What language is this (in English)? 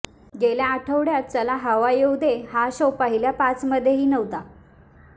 Marathi